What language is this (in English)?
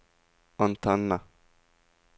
Norwegian